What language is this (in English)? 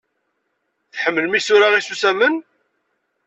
Kabyle